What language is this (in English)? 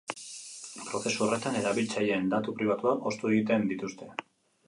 Basque